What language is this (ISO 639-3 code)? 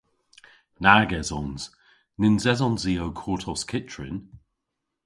cor